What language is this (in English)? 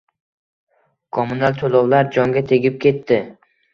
Uzbek